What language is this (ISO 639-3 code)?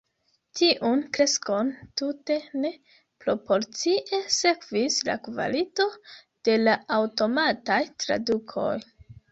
epo